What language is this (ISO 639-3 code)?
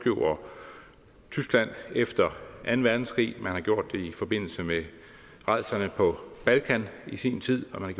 dan